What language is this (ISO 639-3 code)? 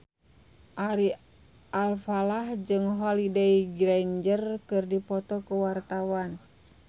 sun